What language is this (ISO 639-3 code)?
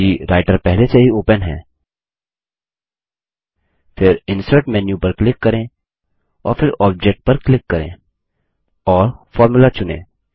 hin